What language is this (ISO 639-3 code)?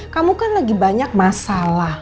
ind